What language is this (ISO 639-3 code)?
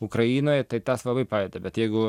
lit